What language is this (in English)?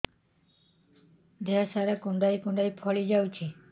Odia